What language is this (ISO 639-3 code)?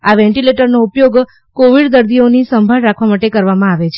guj